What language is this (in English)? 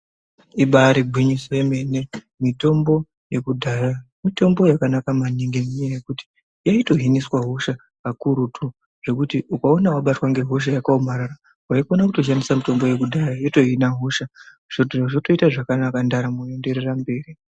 Ndau